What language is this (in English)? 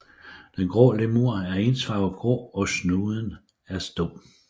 Danish